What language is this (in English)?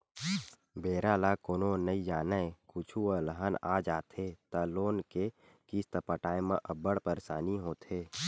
Chhattisgarhi